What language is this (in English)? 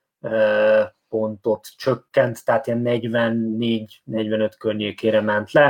Hungarian